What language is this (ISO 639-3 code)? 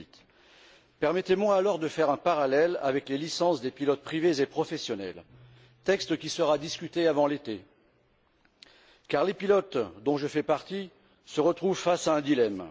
fra